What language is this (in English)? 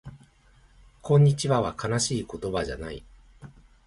Japanese